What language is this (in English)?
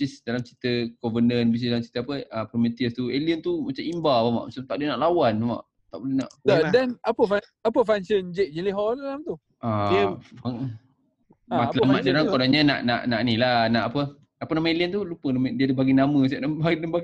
Malay